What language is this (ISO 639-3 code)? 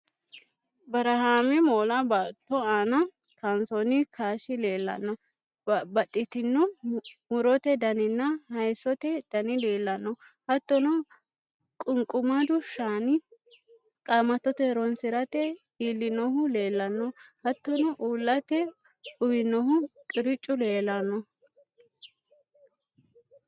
sid